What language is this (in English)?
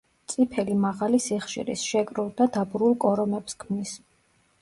Georgian